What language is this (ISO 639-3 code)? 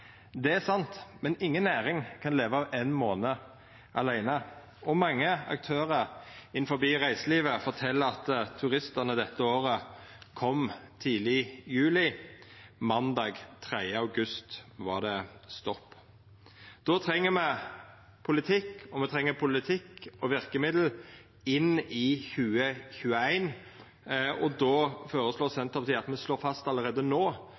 nno